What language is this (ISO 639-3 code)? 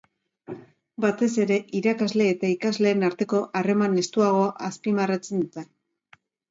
eus